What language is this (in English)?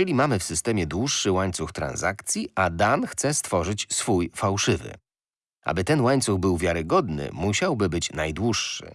Polish